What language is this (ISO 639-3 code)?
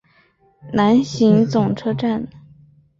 zho